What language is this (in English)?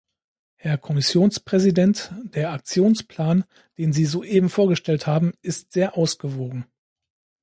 German